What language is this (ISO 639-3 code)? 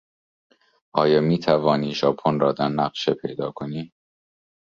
fas